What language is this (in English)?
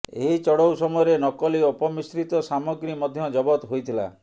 Odia